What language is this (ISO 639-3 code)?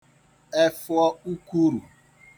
ibo